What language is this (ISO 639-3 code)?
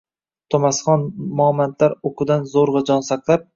uzb